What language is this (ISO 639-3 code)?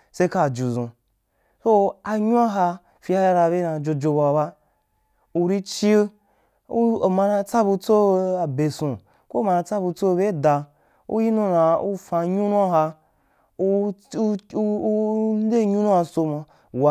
juk